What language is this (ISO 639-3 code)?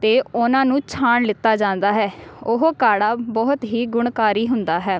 pan